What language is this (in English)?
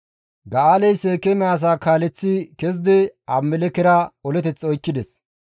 Gamo